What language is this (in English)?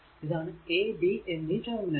Malayalam